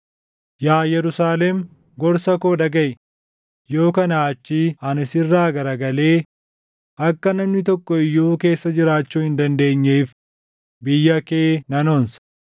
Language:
Oromo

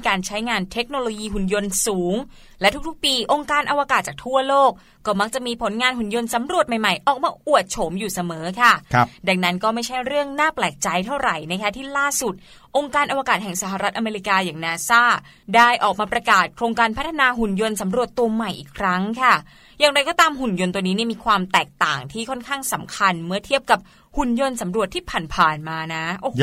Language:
Thai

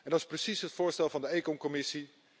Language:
Dutch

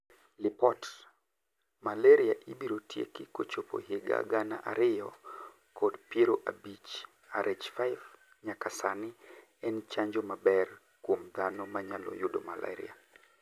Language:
Luo (Kenya and Tanzania)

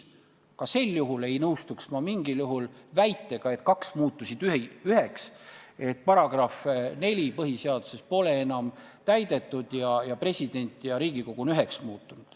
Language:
Estonian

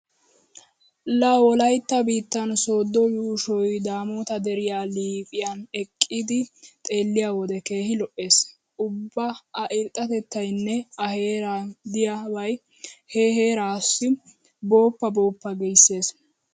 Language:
Wolaytta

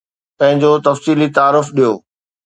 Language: Sindhi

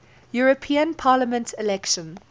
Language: English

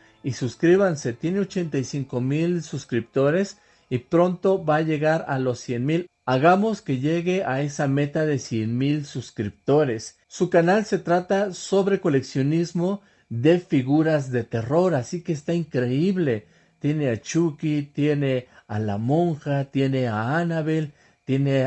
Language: Spanish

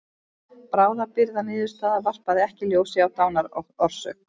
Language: Icelandic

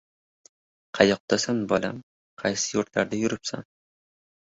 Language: Uzbek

